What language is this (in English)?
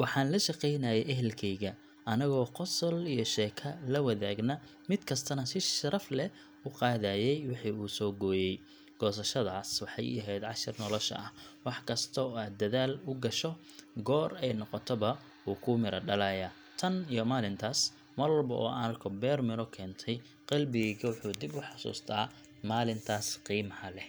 Somali